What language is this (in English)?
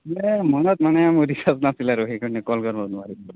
Assamese